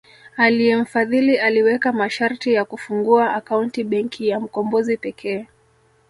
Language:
Swahili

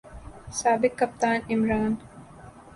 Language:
Urdu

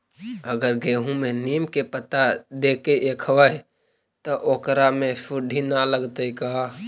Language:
Magahi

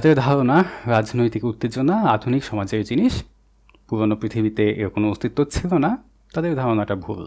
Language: English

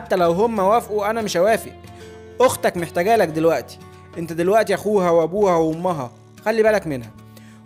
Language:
Arabic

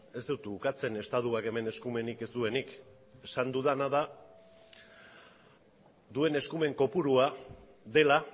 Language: Basque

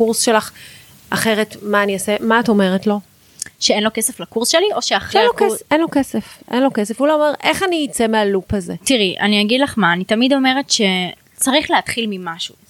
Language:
Hebrew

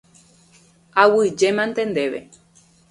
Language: Guarani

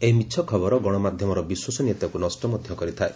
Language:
Odia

